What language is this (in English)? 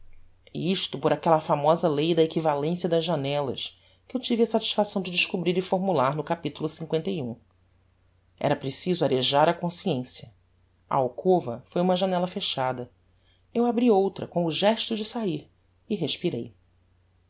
Portuguese